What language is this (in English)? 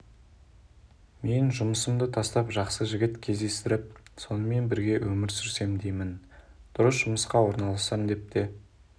Kazakh